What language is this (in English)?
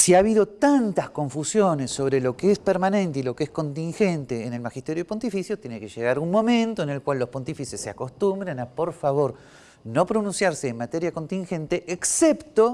Spanish